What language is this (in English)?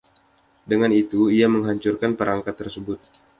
Indonesian